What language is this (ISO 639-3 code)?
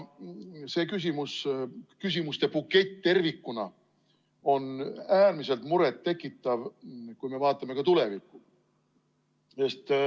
est